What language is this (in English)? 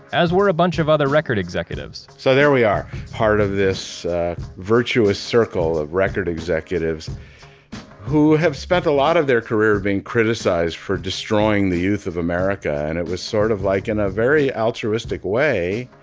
English